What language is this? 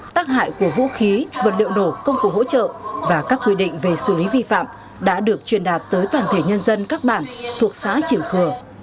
Vietnamese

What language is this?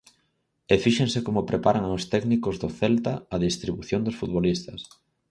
Galician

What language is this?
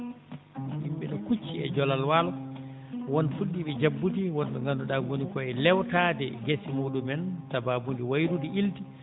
Fula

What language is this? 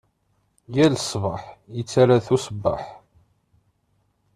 Kabyle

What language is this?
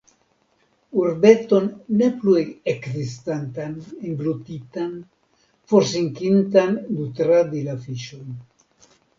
Esperanto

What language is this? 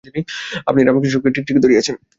Bangla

